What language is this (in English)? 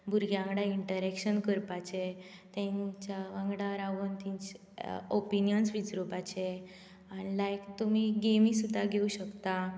Konkani